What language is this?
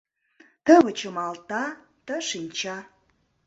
Mari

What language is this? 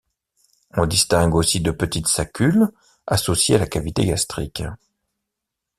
French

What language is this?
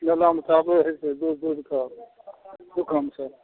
Maithili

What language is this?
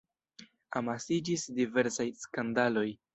Esperanto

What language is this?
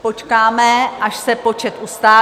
Czech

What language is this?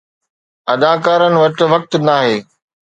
Sindhi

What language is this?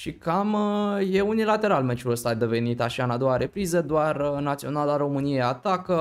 Romanian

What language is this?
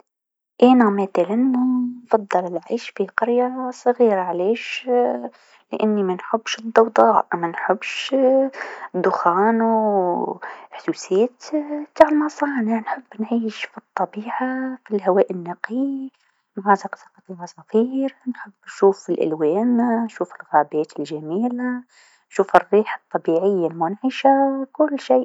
Tunisian Arabic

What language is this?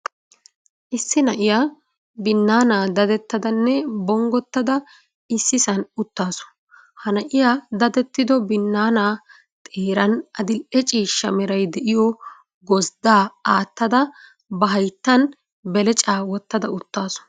Wolaytta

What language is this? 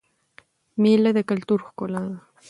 Pashto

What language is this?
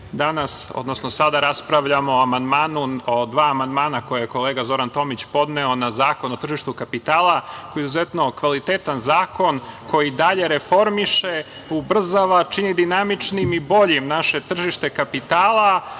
Serbian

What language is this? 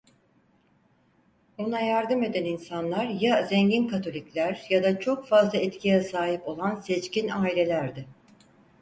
Turkish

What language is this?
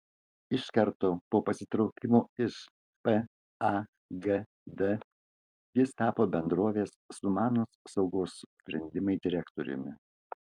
Lithuanian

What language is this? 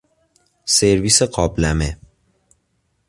Persian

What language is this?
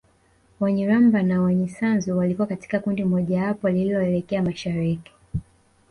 Swahili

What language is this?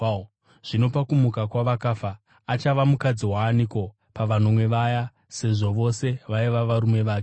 Shona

